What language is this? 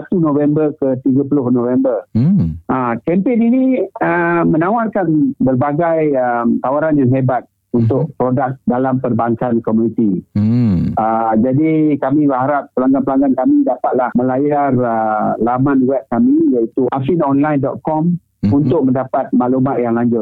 Malay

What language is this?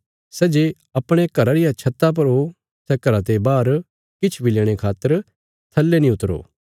Bilaspuri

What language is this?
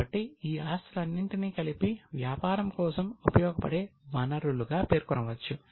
Telugu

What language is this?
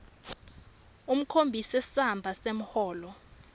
Swati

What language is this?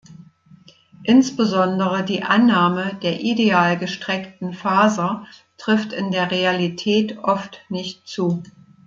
German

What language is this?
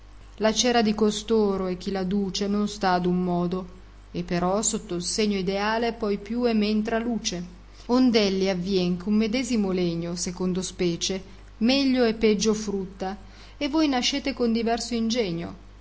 Italian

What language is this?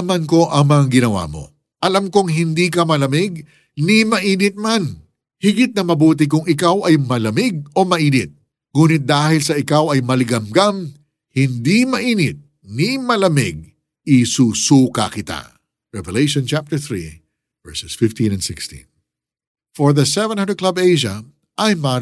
Filipino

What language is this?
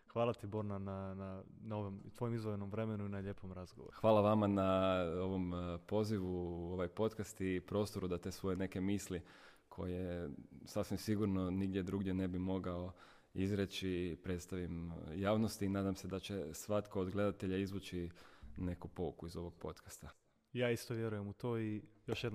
Croatian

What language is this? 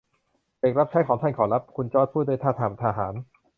Thai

